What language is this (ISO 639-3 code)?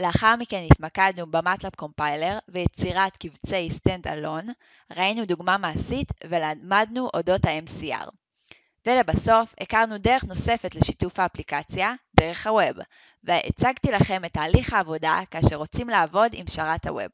heb